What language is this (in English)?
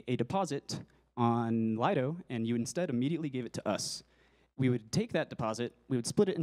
English